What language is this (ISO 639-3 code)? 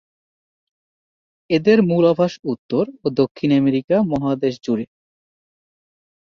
ben